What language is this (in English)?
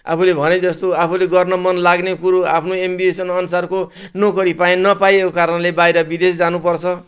Nepali